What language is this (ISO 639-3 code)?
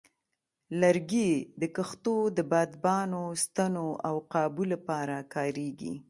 pus